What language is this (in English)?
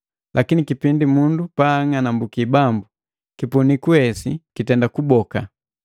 Matengo